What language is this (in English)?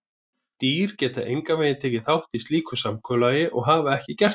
Icelandic